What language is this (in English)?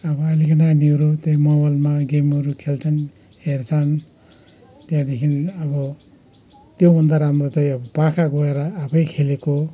Nepali